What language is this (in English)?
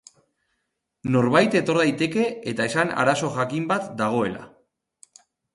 Basque